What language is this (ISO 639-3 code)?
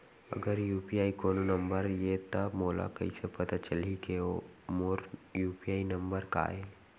hne